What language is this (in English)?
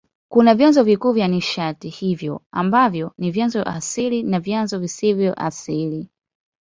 Swahili